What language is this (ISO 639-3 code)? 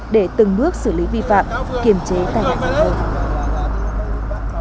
vie